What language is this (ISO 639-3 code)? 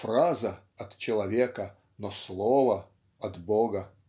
rus